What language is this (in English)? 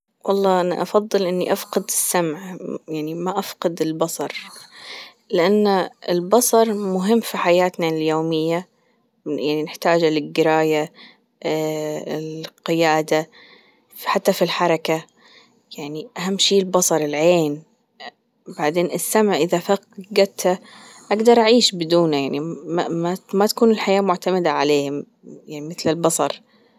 Gulf Arabic